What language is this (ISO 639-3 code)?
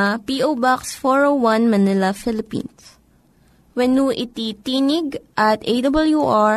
fil